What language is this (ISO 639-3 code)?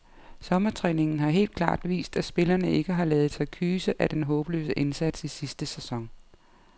dan